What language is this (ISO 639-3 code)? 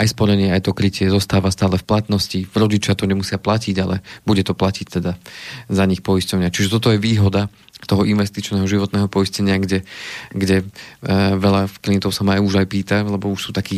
slk